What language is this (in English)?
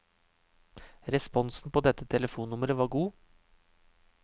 Norwegian